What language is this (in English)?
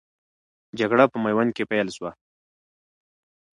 Pashto